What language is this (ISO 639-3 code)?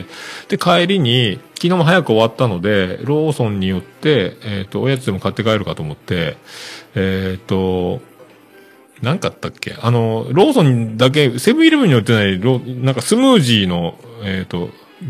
jpn